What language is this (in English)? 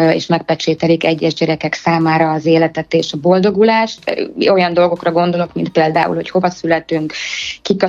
Hungarian